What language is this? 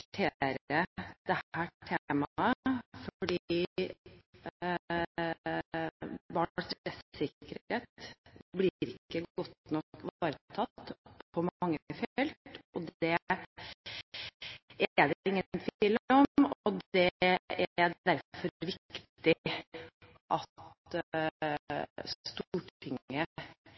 Norwegian Bokmål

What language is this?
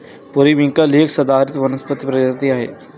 Marathi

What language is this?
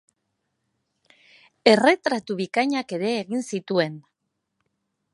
Basque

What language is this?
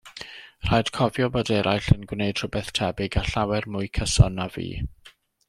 Welsh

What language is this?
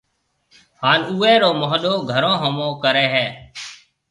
Marwari (Pakistan)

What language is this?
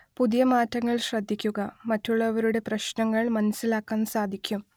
Malayalam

